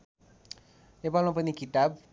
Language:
Nepali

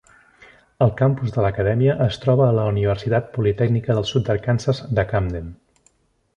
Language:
Catalan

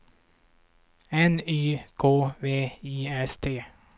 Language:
Swedish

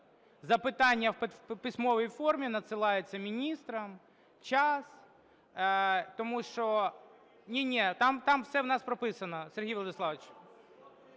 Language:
Ukrainian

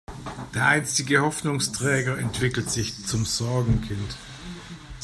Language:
German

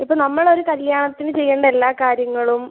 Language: Malayalam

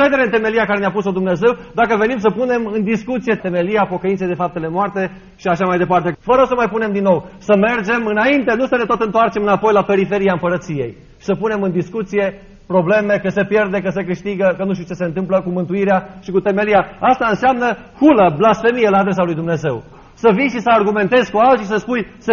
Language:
Romanian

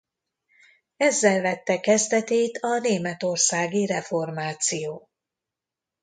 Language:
Hungarian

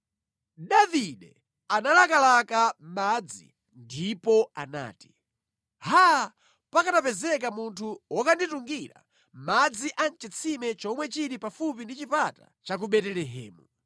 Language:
Nyanja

